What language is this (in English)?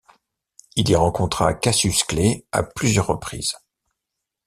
French